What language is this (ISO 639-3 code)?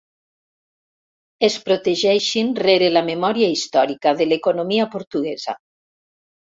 cat